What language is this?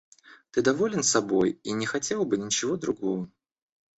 Russian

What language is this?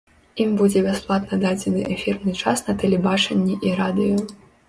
Belarusian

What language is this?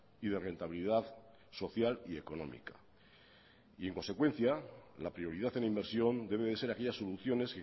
Spanish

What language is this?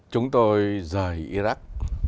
Vietnamese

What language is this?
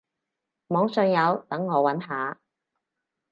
Cantonese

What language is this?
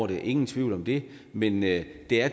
Danish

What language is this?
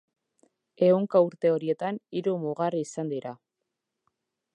Basque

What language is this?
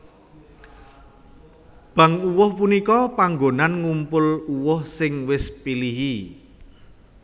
Javanese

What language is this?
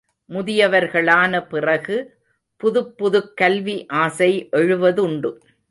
Tamil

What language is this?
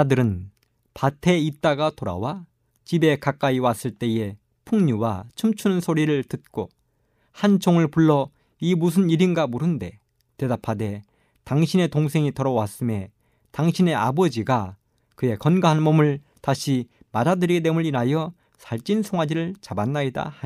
Korean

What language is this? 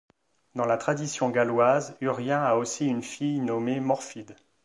French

